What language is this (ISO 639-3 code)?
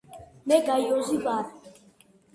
kat